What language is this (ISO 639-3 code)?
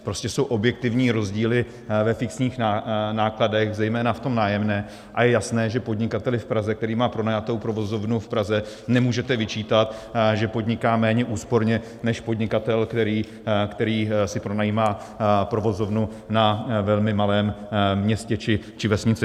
ces